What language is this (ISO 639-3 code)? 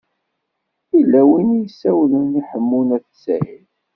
kab